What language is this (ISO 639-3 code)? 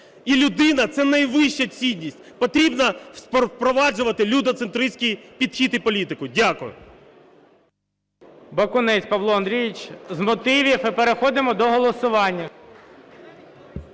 ukr